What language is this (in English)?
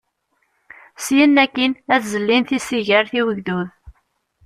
Kabyle